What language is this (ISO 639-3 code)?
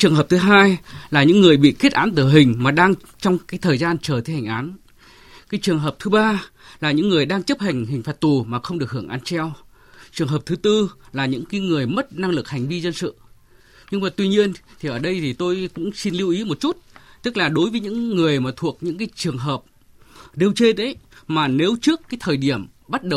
vie